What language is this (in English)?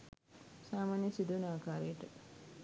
Sinhala